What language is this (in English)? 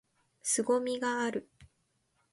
Japanese